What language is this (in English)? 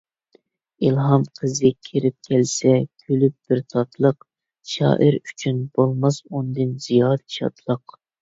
Uyghur